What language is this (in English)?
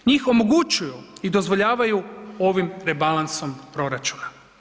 Croatian